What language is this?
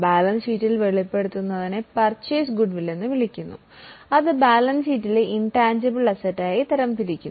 Malayalam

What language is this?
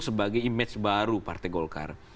Indonesian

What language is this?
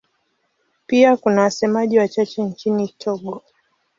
Swahili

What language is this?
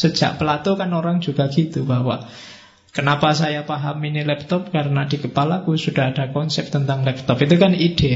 Indonesian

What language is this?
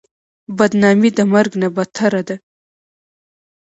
Pashto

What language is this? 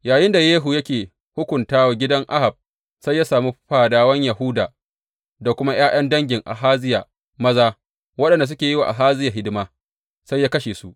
Hausa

